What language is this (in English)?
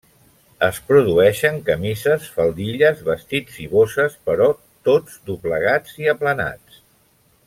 Catalan